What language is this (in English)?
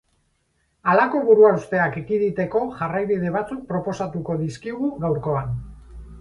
Basque